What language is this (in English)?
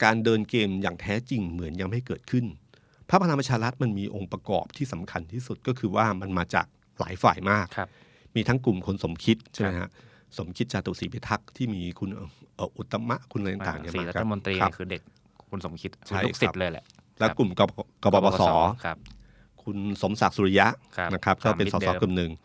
Thai